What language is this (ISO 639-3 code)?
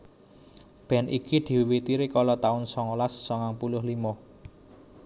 jav